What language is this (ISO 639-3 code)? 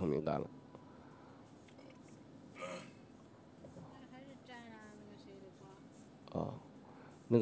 zho